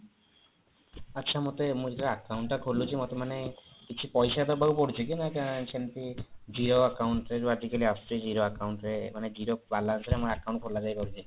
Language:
Odia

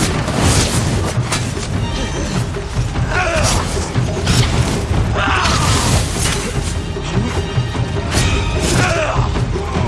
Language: Japanese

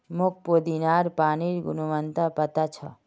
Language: Magahi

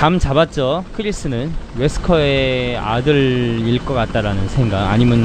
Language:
Korean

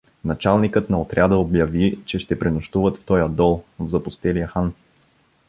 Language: Bulgarian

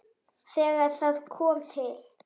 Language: Icelandic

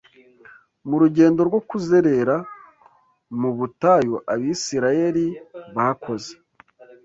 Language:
Kinyarwanda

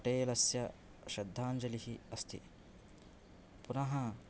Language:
Sanskrit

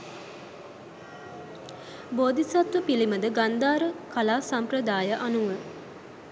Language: Sinhala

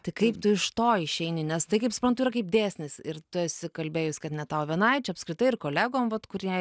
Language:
Lithuanian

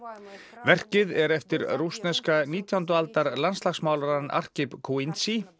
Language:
Icelandic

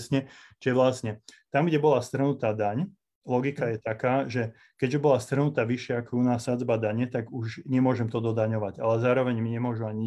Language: Slovak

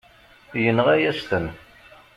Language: Kabyle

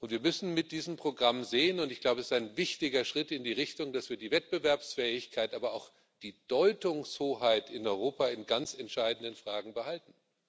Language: German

